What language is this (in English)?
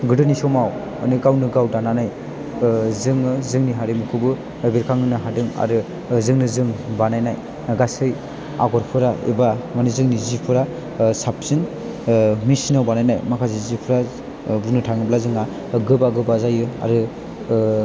Bodo